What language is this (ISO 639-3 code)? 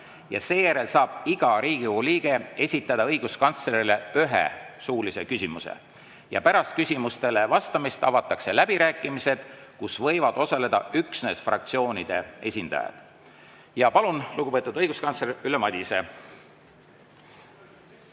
est